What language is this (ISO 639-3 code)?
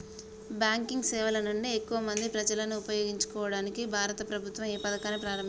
tel